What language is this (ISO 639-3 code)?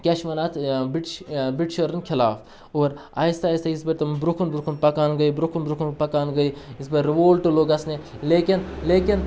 kas